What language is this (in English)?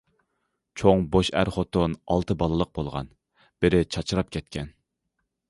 Uyghur